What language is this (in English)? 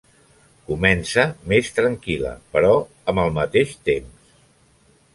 Catalan